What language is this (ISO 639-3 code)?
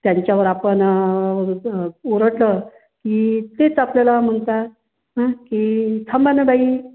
mar